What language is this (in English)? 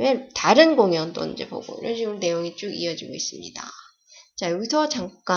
Korean